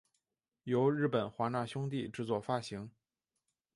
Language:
Chinese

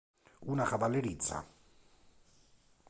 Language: Italian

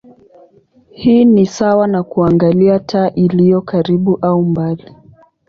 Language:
Swahili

